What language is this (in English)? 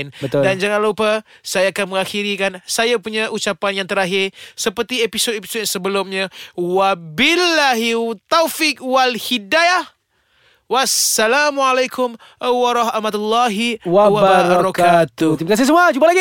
Malay